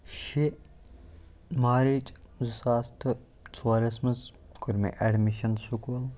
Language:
Kashmiri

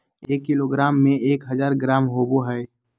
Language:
Magahi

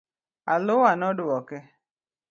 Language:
Luo (Kenya and Tanzania)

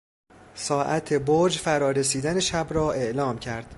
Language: Persian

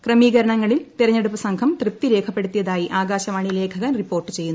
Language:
Malayalam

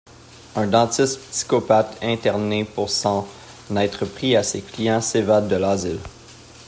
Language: French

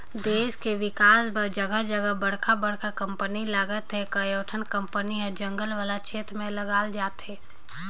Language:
Chhattisgarhi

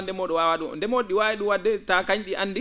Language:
Fula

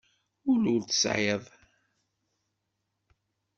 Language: Kabyle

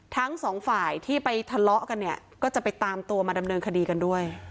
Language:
Thai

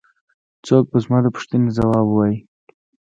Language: Pashto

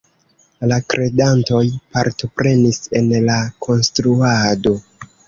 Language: Esperanto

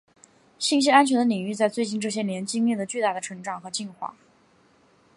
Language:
Chinese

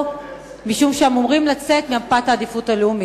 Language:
Hebrew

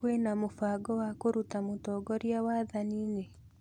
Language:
Kikuyu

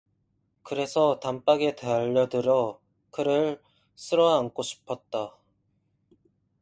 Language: Korean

